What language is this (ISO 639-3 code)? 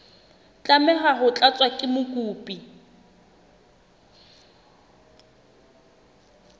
sot